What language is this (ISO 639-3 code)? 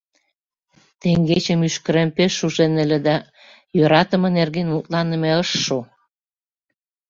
chm